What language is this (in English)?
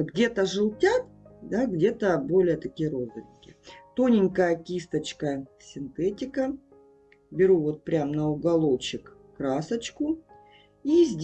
Russian